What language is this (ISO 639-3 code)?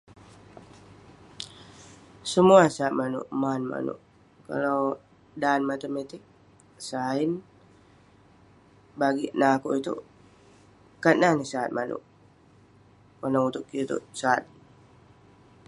pne